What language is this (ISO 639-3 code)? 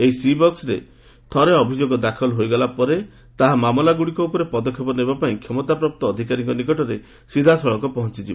ori